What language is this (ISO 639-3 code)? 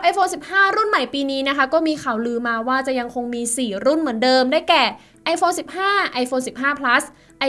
tha